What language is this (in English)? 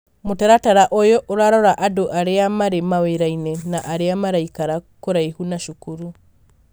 Kikuyu